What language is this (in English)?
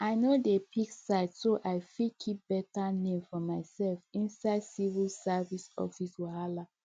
Nigerian Pidgin